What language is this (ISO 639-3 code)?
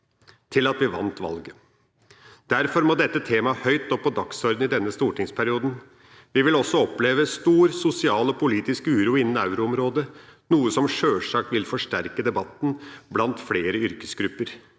nor